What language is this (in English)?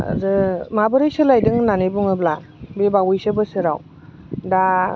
Bodo